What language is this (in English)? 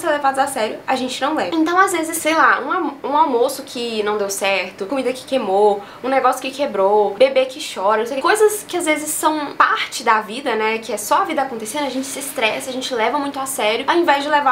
Portuguese